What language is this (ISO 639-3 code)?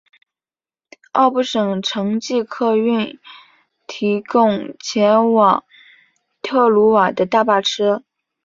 zho